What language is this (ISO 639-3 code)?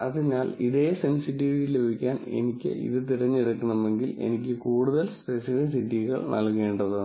mal